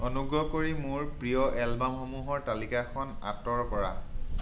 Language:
Assamese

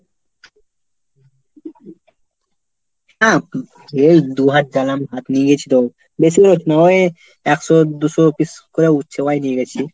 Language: Bangla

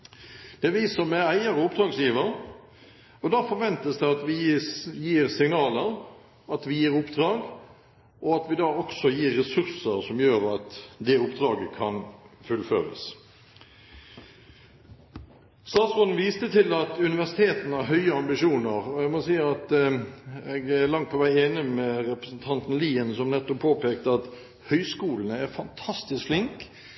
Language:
Norwegian Bokmål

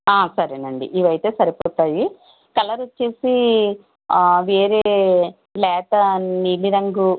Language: Telugu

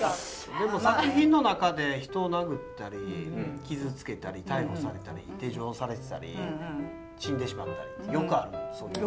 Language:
Japanese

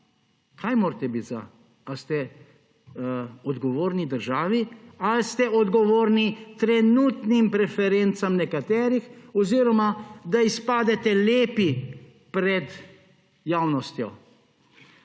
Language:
Slovenian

